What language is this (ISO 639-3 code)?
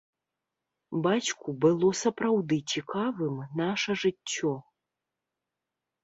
bel